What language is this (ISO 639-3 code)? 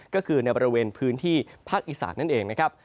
tha